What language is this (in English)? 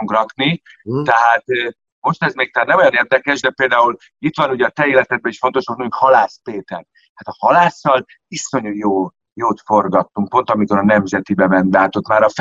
Hungarian